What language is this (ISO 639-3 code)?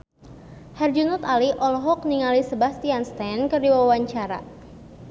sun